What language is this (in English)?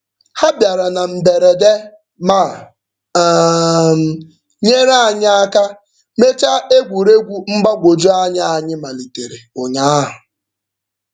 Igbo